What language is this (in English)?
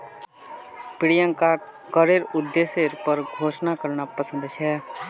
Magahi